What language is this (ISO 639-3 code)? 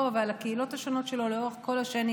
heb